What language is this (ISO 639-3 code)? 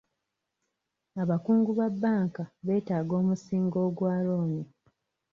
lug